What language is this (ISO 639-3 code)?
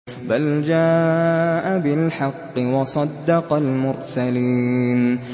ara